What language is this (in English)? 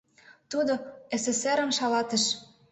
Mari